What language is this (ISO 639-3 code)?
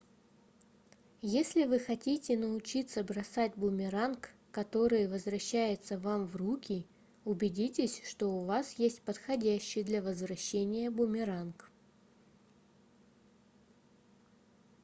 rus